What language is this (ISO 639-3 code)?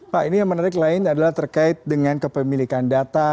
ind